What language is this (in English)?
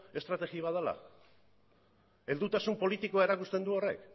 Basque